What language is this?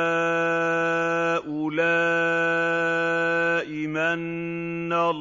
Arabic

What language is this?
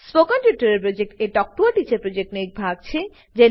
Gujarati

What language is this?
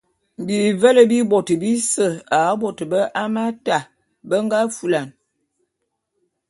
Bulu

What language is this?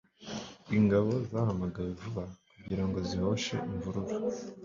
Kinyarwanda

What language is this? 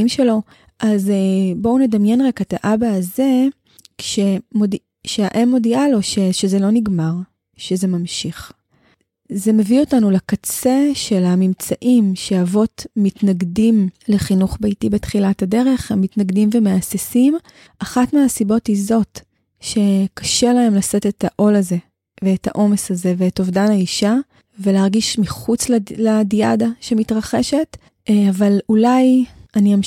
Hebrew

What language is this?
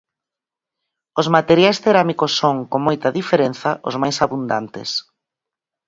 Galician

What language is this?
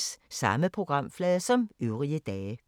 Danish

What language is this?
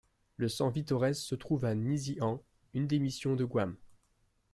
French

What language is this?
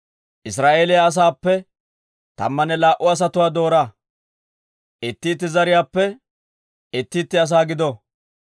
Dawro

